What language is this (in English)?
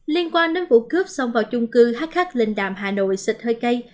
Vietnamese